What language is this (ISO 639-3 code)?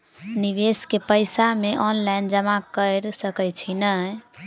mai